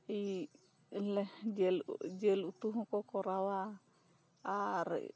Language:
Santali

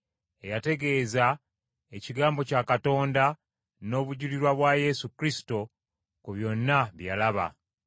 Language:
Ganda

